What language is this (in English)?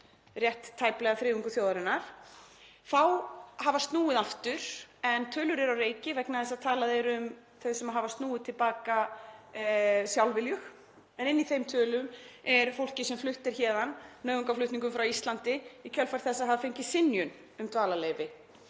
Icelandic